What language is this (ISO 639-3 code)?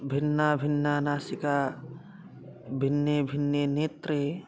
san